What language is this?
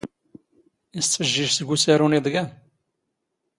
Standard Moroccan Tamazight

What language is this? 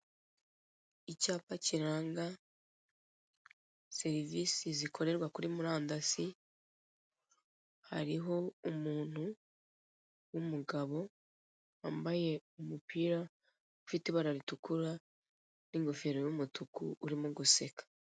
Kinyarwanda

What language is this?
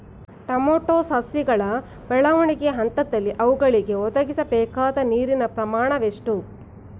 Kannada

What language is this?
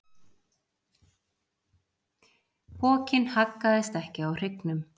Icelandic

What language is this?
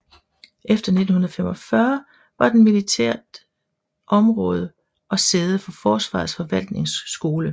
Danish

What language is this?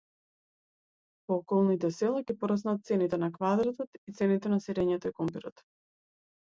Macedonian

